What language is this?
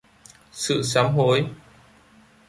Vietnamese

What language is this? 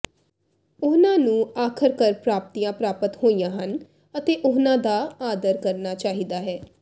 Punjabi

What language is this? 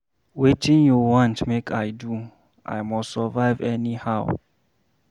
Nigerian Pidgin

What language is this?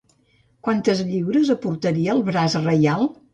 Catalan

